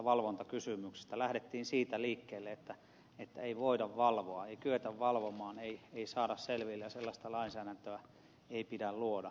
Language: Finnish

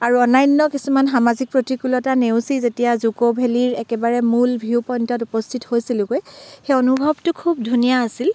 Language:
Assamese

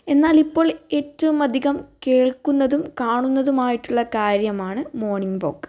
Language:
Malayalam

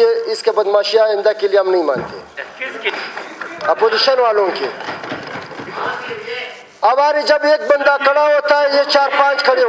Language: Turkish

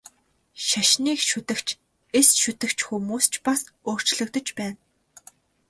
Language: Mongolian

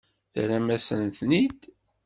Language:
Kabyle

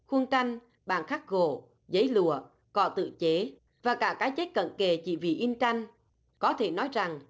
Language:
Vietnamese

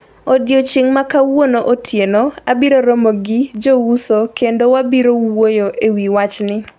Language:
Luo (Kenya and Tanzania)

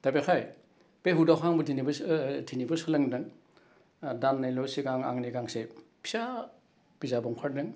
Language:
Bodo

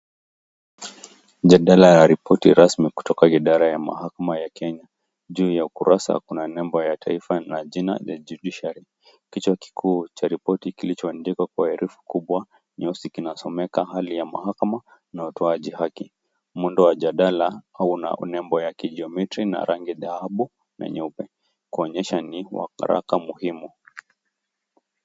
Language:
Swahili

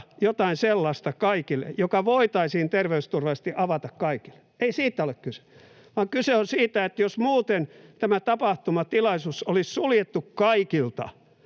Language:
Finnish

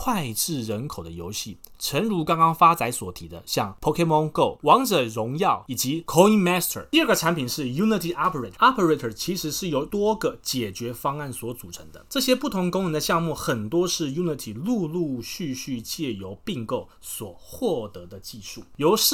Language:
Chinese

